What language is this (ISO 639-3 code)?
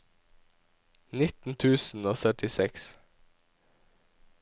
nor